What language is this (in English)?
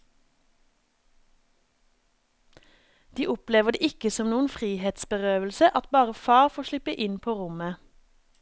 Norwegian